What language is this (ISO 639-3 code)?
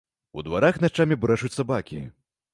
bel